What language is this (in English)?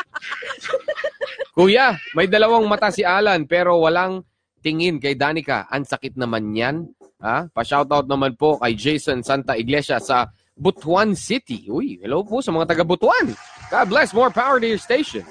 Filipino